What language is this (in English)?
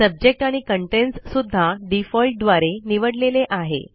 Marathi